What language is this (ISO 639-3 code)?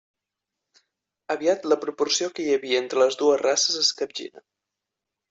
cat